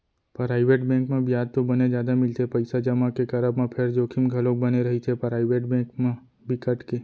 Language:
Chhattisgarhi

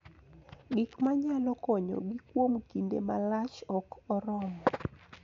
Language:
Luo (Kenya and Tanzania)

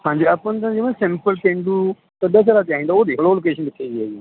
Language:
Punjabi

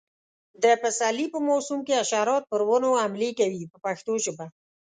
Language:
Pashto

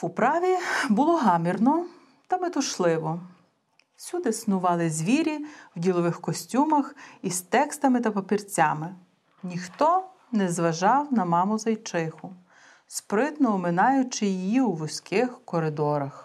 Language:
Bulgarian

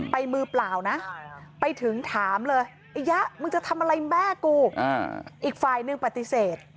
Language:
Thai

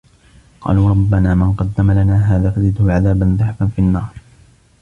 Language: Arabic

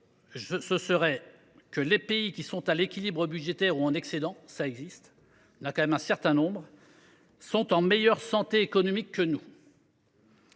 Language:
French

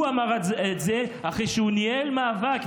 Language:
Hebrew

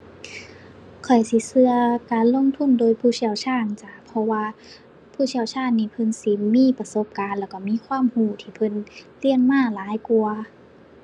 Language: Thai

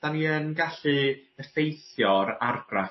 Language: Welsh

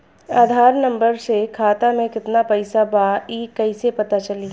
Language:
Bhojpuri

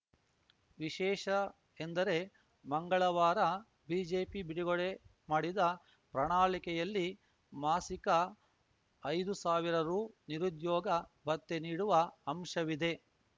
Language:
Kannada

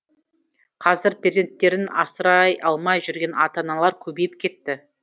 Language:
Kazakh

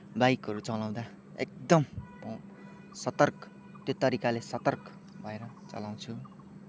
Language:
Nepali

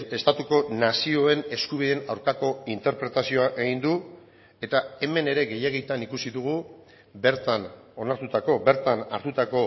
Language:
Basque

